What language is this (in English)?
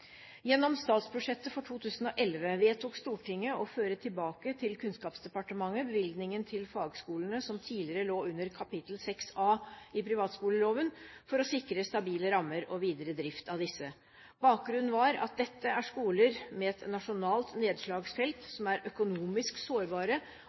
Norwegian Bokmål